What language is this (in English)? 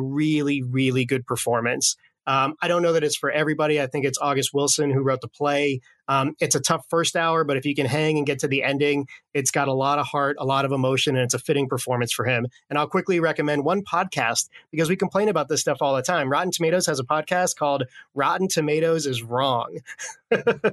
English